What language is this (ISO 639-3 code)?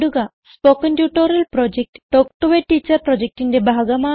mal